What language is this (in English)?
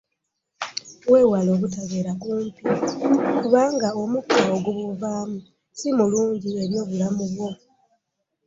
Ganda